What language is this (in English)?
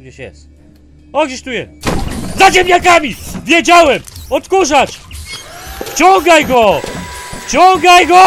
Polish